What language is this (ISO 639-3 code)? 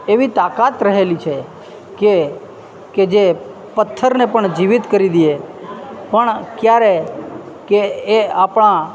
guj